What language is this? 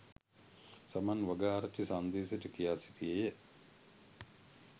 Sinhala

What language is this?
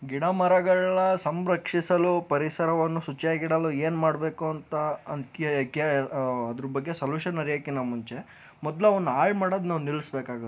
Kannada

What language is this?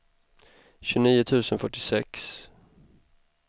Swedish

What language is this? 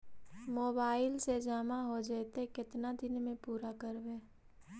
Magahi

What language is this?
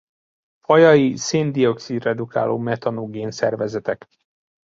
Hungarian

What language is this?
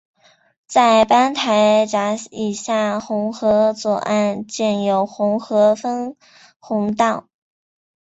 Chinese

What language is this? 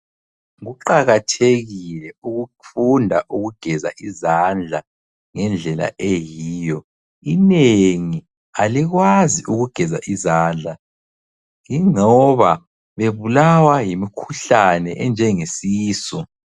North Ndebele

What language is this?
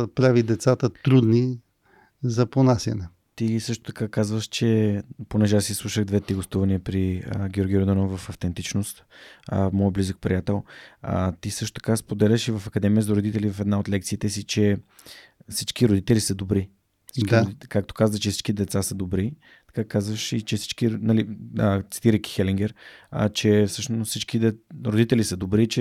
Bulgarian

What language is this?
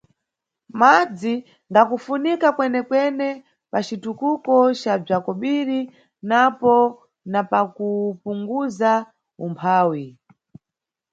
Nyungwe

